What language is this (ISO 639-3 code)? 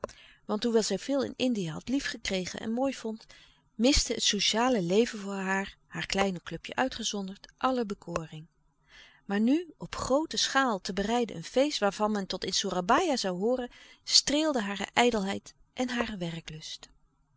nld